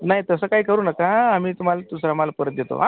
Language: Marathi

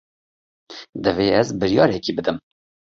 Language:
Kurdish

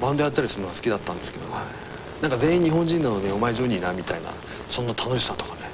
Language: Japanese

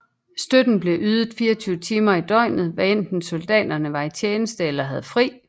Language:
Danish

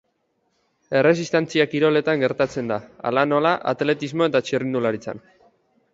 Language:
Basque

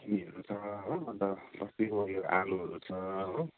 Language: Nepali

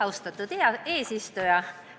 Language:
Estonian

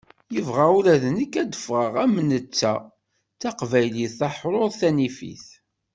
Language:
Kabyle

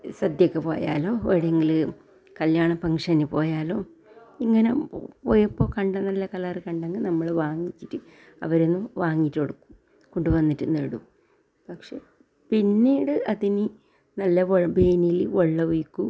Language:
Malayalam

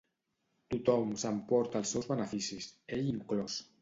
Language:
Catalan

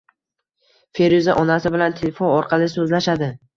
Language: Uzbek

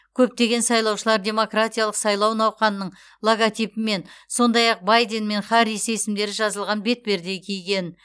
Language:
Kazakh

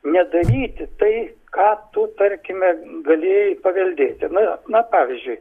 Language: Lithuanian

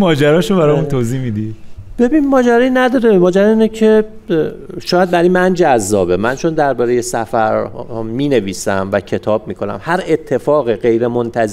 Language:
Persian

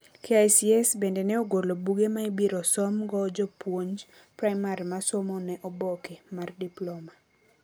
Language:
Luo (Kenya and Tanzania)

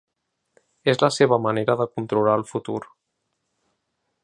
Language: Catalan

